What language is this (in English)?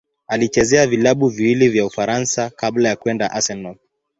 Swahili